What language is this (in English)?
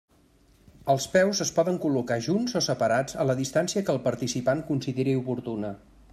Catalan